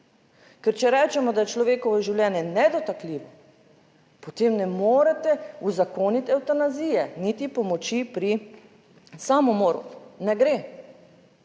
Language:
Slovenian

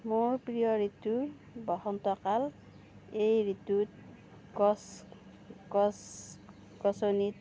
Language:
Assamese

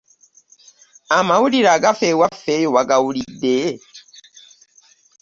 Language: Ganda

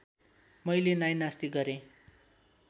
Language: Nepali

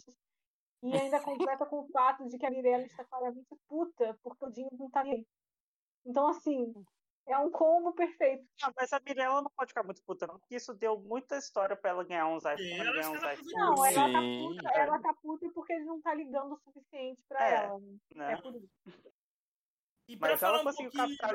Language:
Portuguese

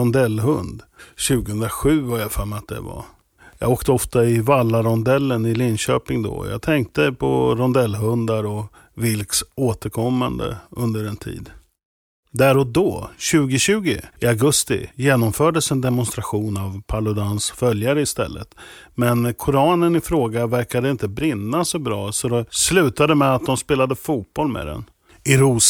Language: Swedish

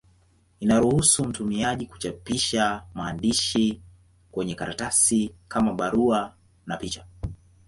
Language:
Swahili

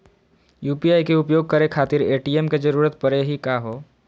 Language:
Magahi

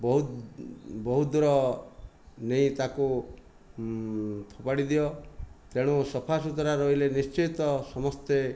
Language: Odia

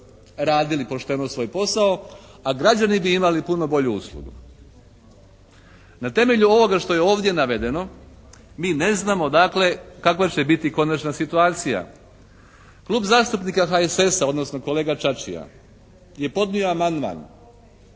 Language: Croatian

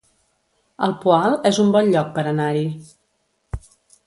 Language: Catalan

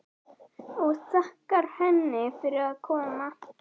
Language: Icelandic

